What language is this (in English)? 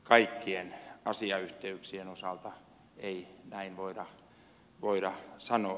Finnish